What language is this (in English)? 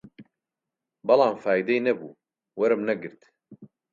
Central Kurdish